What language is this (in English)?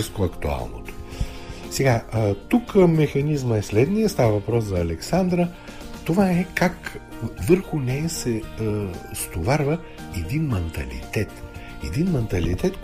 Bulgarian